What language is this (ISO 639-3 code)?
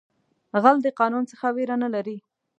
pus